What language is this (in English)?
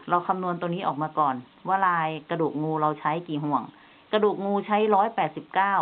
Thai